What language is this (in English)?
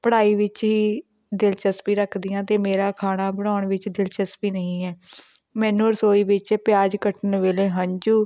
Punjabi